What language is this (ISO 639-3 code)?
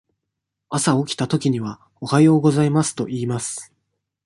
jpn